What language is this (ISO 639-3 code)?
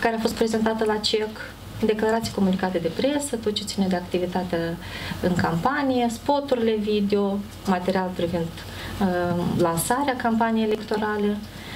ron